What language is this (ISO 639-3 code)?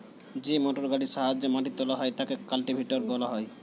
ben